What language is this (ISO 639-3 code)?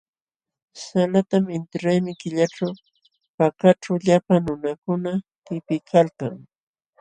qxw